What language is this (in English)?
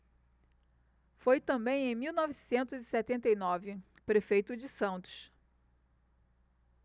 Portuguese